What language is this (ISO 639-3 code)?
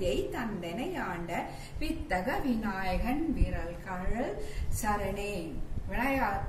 ron